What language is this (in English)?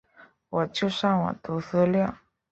Chinese